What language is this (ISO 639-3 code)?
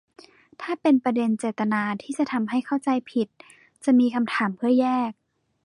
tha